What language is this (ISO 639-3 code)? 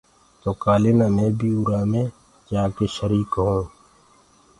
ggg